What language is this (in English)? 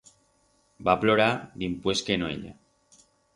Aragonese